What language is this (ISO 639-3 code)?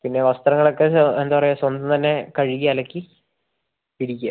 mal